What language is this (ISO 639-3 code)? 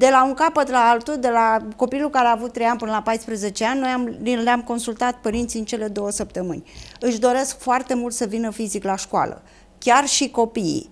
ron